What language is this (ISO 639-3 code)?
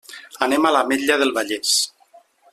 cat